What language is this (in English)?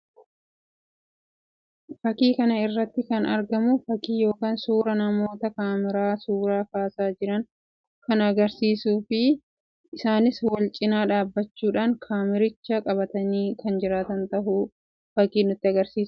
Oromo